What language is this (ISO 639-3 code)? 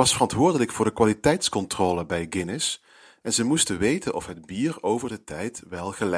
nld